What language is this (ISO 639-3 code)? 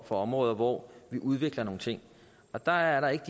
dan